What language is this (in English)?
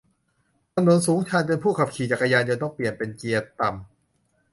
Thai